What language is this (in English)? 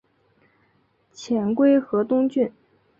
Chinese